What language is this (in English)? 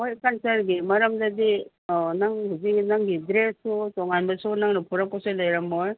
Manipuri